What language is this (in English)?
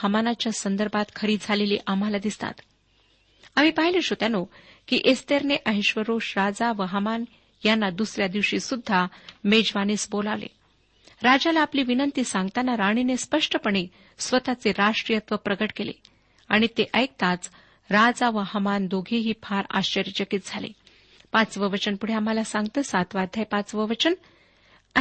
Marathi